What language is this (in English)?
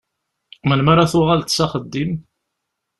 Kabyle